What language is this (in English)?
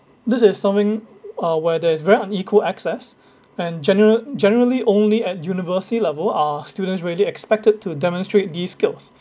English